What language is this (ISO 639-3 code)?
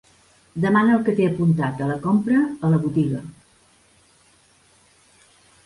cat